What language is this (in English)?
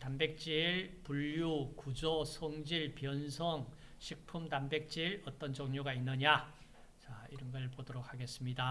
Korean